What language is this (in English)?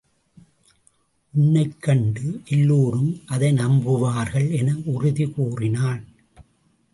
Tamil